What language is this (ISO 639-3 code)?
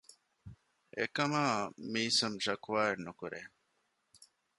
div